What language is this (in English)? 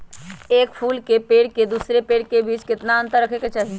Magahi